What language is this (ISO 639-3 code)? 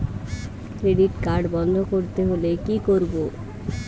ben